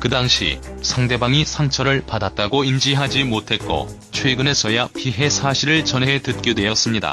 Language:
Korean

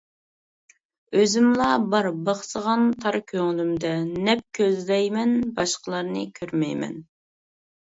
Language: Uyghur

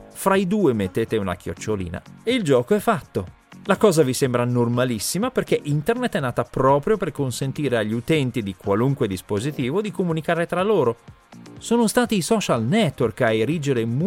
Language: Italian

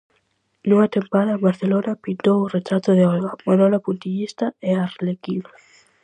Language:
Galician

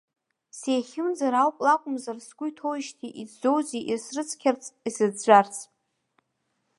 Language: Abkhazian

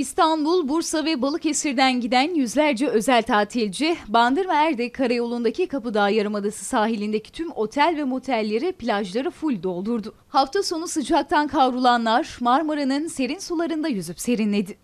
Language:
Turkish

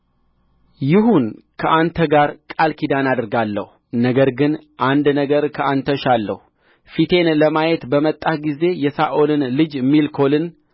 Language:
Amharic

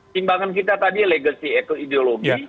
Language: Indonesian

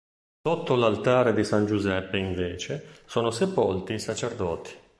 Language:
Italian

